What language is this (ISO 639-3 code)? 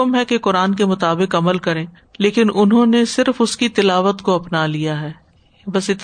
urd